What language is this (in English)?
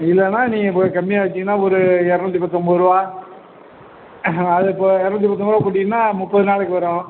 Tamil